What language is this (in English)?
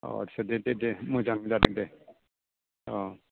Bodo